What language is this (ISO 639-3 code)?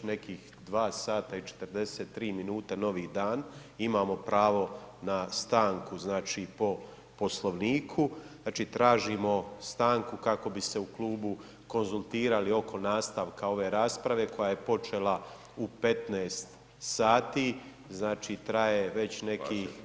hrv